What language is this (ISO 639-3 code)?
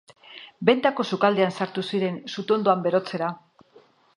eus